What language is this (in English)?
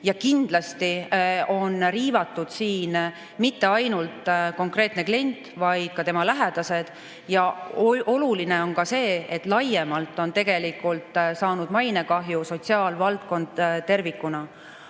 Estonian